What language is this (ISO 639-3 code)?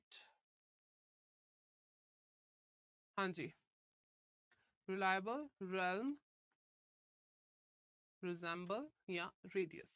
pan